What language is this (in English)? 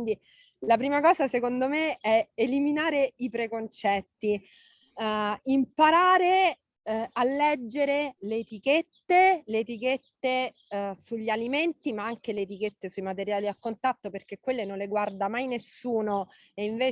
Italian